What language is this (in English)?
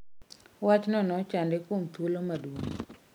Luo (Kenya and Tanzania)